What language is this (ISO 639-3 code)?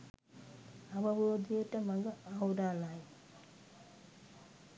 sin